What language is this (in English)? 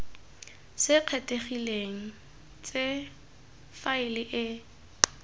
Tswana